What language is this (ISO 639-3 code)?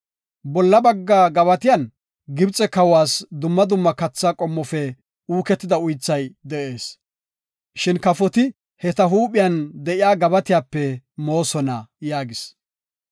gof